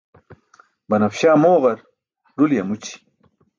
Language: Burushaski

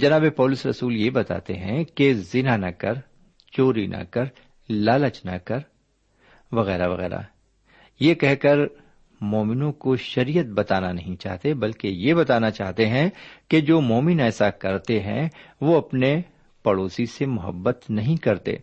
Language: Urdu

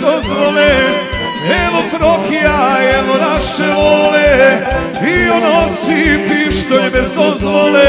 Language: Romanian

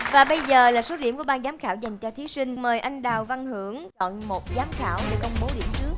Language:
Vietnamese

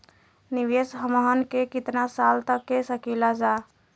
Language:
Bhojpuri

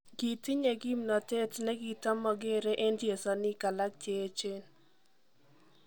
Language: Kalenjin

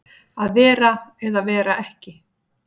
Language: Icelandic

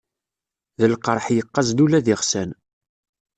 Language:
Kabyle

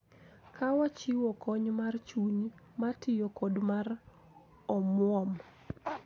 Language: Luo (Kenya and Tanzania)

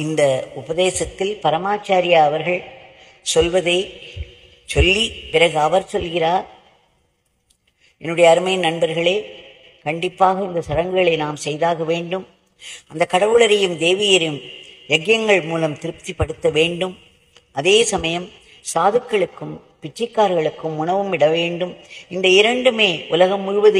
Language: Romanian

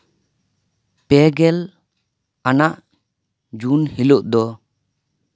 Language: Santali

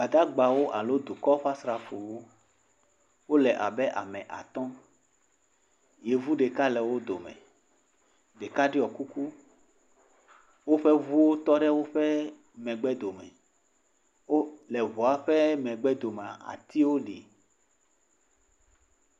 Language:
Ewe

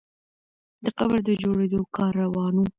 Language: Pashto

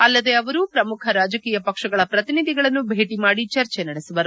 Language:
Kannada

